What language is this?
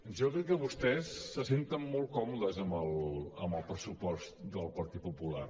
Catalan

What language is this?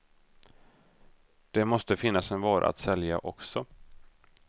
Swedish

